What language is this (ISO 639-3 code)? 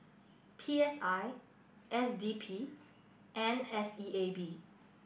eng